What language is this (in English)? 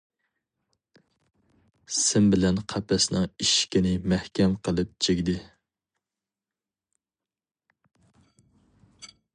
Uyghur